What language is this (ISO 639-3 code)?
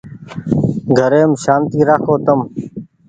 gig